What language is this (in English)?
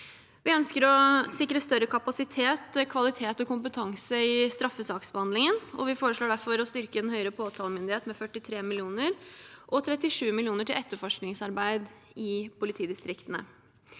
Norwegian